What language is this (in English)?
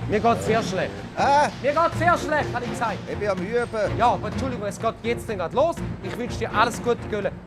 German